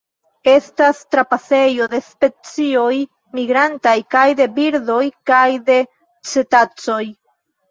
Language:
Esperanto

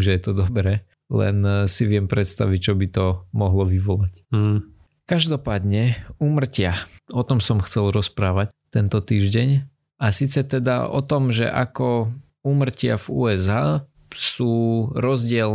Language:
Slovak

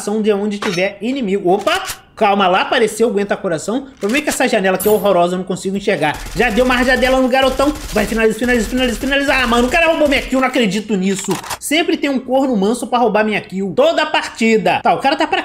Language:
Portuguese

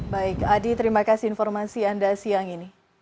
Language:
Indonesian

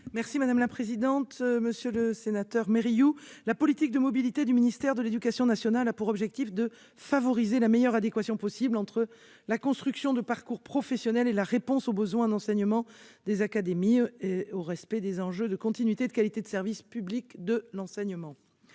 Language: French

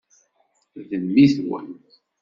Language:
Kabyle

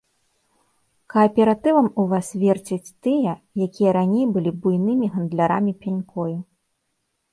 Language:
Belarusian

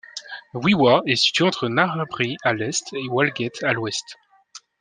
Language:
French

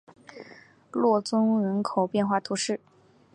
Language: Chinese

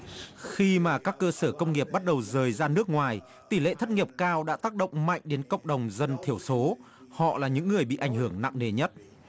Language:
Vietnamese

